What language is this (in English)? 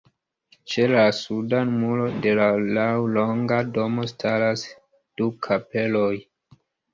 Esperanto